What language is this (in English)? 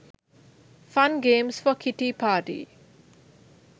Sinhala